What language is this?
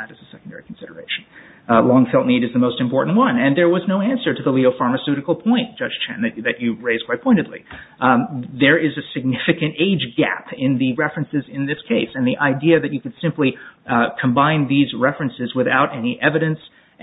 English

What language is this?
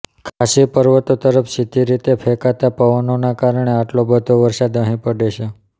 Gujarati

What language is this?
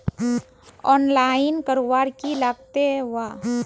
Magahi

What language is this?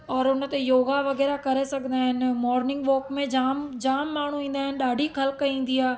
Sindhi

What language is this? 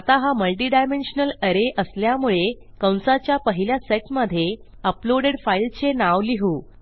Marathi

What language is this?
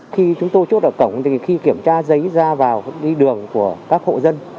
Vietnamese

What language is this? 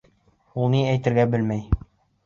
Bashkir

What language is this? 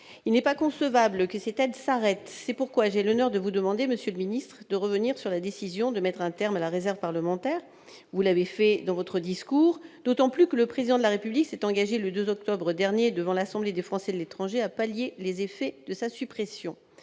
French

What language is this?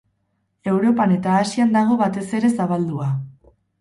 Basque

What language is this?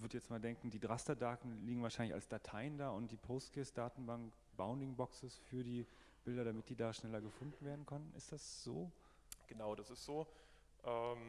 German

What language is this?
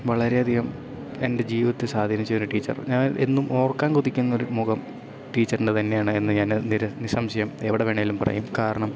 Malayalam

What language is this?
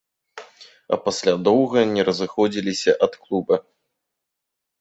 Belarusian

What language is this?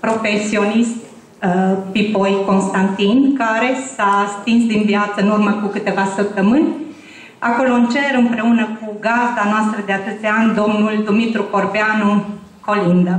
Romanian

